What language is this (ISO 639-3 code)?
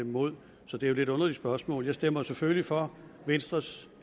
dan